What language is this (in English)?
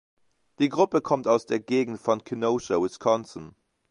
German